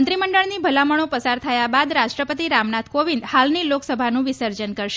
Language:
Gujarati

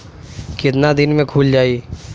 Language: Bhojpuri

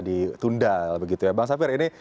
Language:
Indonesian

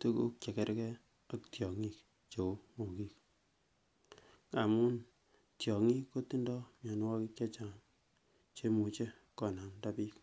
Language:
Kalenjin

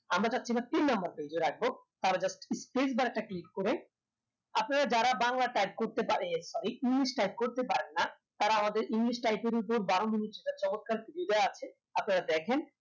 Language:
Bangla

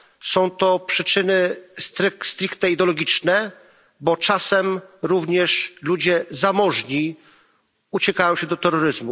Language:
Polish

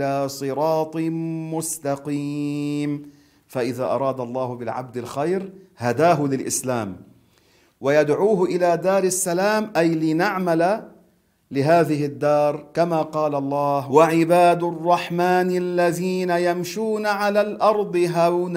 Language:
Arabic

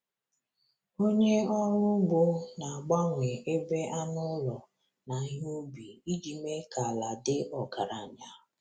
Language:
Igbo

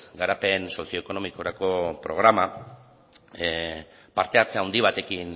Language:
Basque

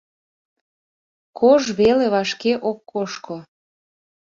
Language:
Mari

